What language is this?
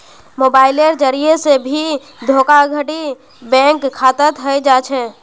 Magahi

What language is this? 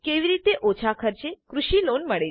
Gujarati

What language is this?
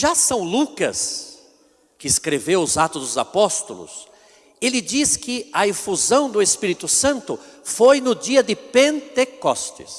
Portuguese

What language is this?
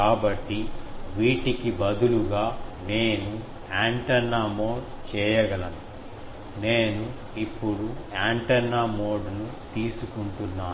Telugu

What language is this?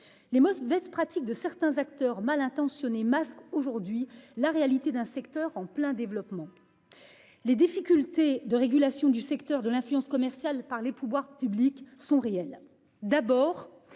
French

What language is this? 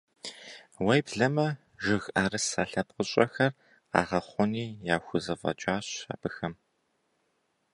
Kabardian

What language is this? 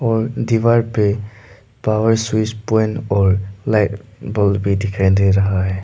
Hindi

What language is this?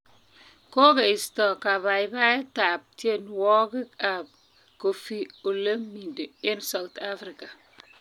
Kalenjin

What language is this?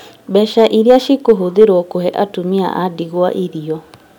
Kikuyu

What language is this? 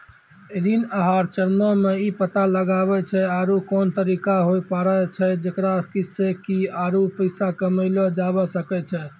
Maithili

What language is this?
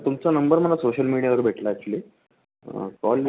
Marathi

